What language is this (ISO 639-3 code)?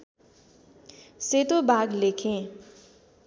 nep